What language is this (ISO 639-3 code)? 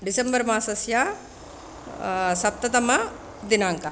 san